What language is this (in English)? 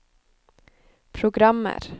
Norwegian